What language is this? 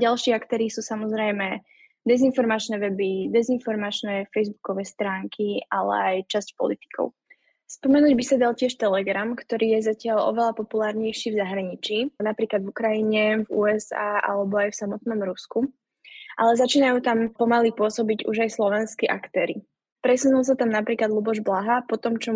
Slovak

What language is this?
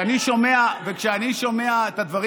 Hebrew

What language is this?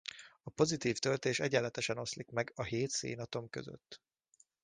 Hungarian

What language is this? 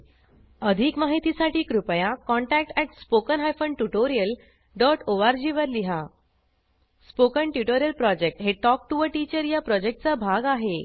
Marathi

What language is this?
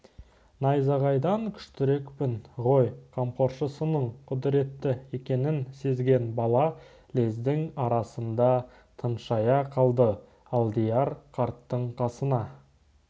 Kazakh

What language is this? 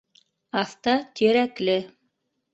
Bashkir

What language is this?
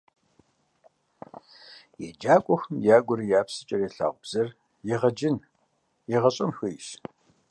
Kabardian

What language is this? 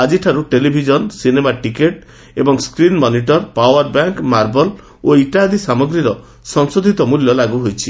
Odia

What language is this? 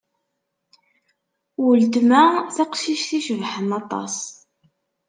Kabyle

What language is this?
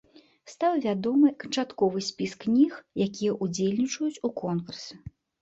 Belarusian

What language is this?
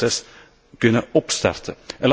Dutch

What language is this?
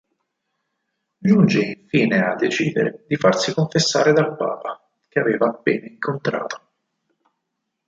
Italian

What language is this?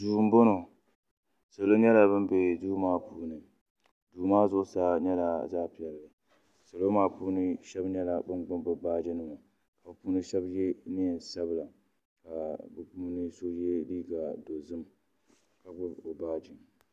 Dagbani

